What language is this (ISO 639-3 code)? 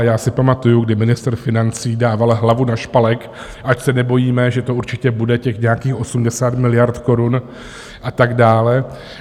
ces